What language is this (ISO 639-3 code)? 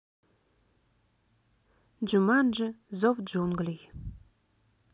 rus